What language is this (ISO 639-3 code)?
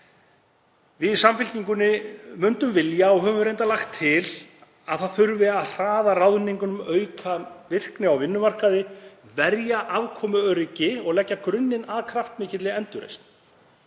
isl